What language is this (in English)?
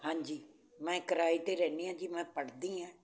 Punjabi